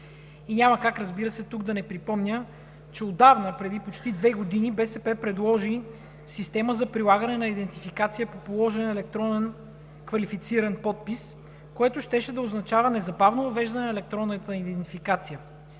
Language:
Bulgarian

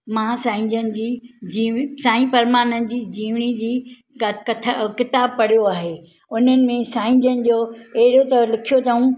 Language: Sindhi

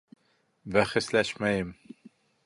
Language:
Bashkir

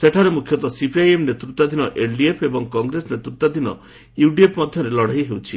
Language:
Odia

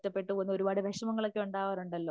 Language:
Malayalam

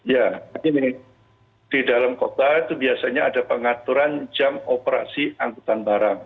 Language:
Indonesian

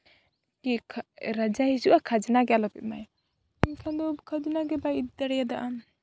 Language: Santali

